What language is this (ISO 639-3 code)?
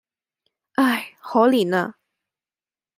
yue